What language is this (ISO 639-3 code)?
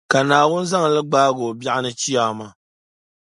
dag